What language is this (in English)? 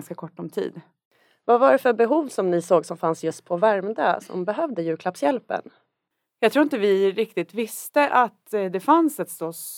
Swedish